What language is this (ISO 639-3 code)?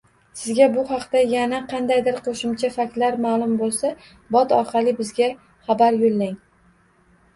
uzb